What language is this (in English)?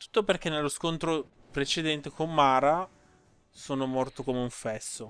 Italian